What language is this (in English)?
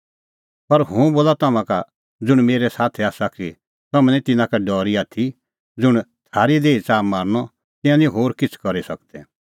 Kullu Pahari